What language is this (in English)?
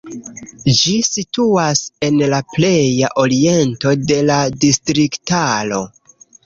Esperanto